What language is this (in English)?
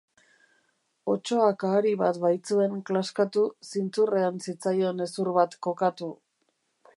Basque